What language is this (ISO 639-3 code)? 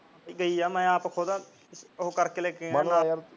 pan